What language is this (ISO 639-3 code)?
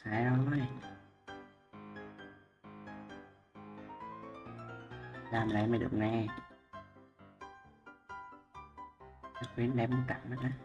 vie